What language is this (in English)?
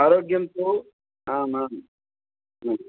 Sanskrit